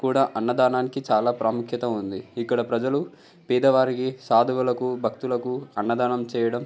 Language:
Telugu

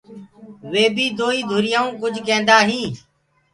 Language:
Gurgula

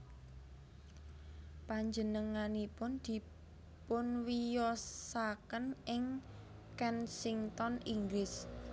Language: Javanese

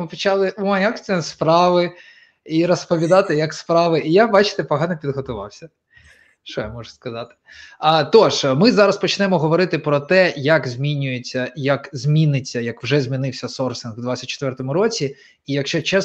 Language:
Ukrainian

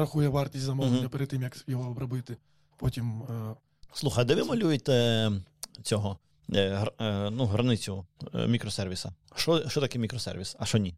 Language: Ukrainian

